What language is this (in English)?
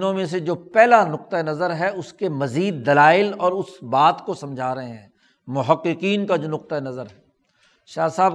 Urdu